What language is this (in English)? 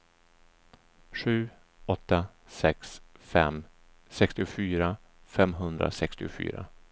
Swedish